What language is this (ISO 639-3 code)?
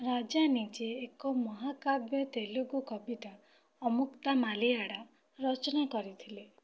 ori